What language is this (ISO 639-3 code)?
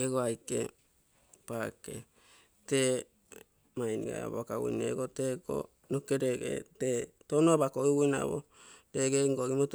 buo